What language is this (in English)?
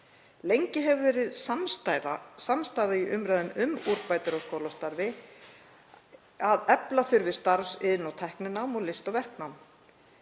Icelandic